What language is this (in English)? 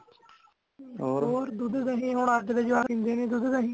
Punjabi